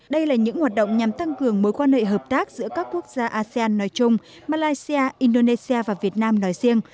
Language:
Vietnamese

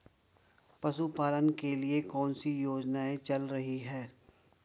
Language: Hindi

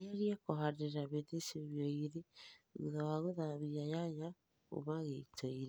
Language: Kikuyu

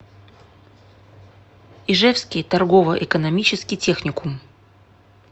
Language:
Russian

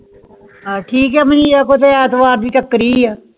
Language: Punjabi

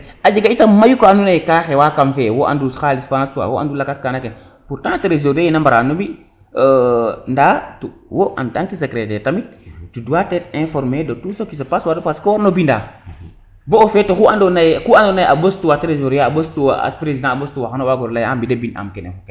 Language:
Serer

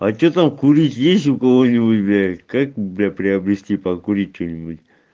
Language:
Russian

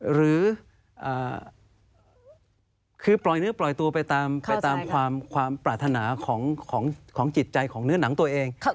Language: Thai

